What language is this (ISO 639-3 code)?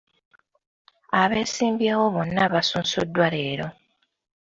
lug